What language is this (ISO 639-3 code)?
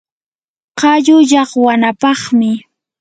qur